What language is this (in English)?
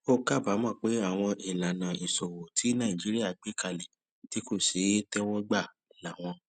Yoruba